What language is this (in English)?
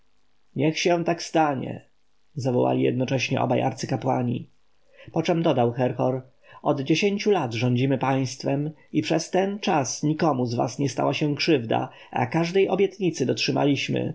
Polish